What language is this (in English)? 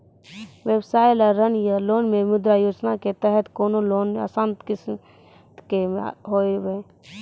Maithili